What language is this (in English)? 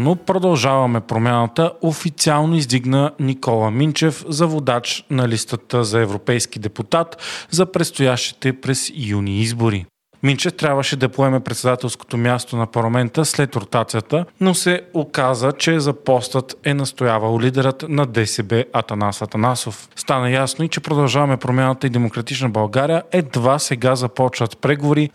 Bulgarian